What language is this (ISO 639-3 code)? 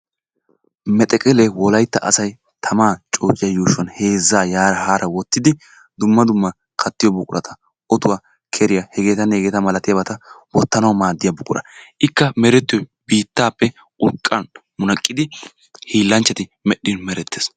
wal